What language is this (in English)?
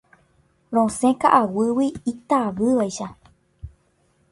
Guarani